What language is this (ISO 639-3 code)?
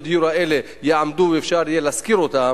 heb